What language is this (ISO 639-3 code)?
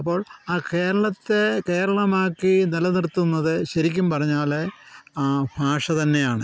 mal